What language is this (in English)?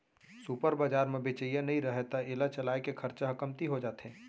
Chhattisgarhi